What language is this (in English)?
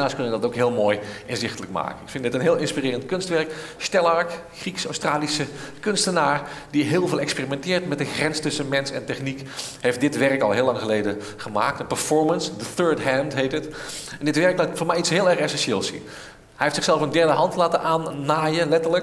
Dutch